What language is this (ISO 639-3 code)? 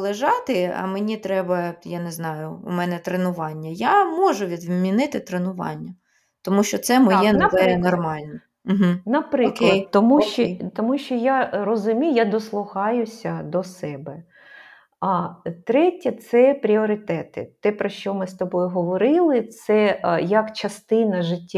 ukr